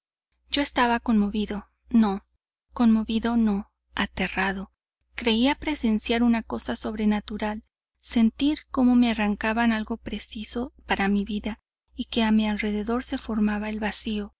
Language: Spanish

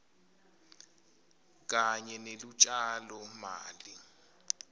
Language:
Swati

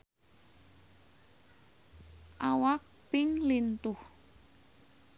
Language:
Sundanese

